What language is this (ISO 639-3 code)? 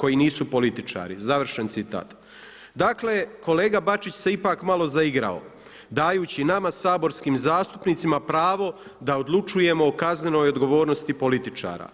hrv